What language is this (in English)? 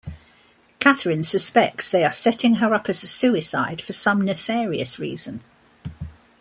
English